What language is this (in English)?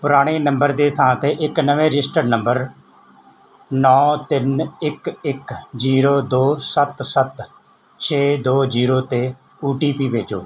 Punjabi